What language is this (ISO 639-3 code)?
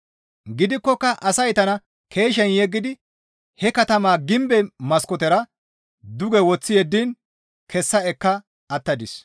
gmv